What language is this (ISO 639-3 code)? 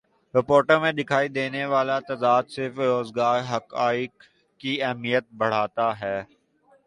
urd